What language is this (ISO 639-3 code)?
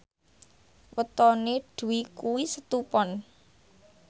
jav